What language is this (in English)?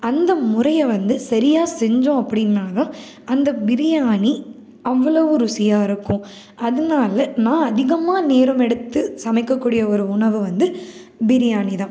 Tamil